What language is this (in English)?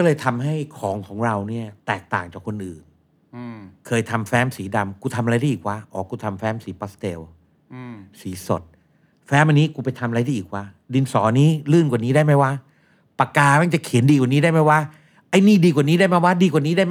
Thai